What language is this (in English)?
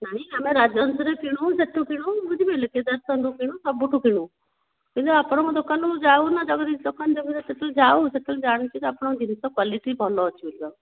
Odia